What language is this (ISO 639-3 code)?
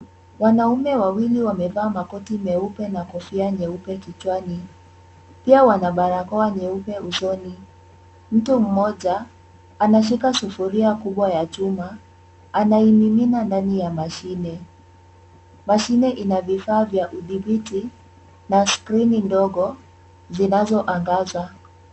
swa